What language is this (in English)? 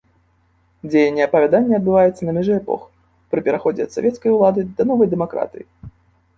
Belarusian